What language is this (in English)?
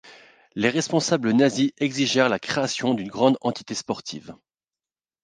French